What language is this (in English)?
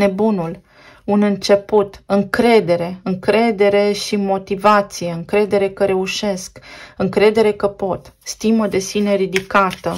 Romanian